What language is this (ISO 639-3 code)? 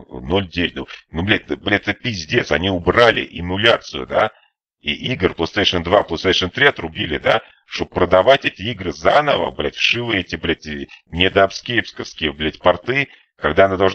rus